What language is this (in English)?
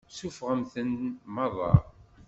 Kabyle